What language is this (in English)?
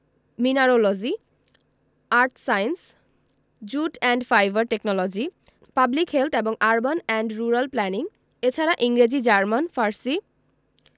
Bangla